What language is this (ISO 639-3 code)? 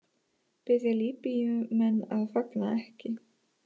isl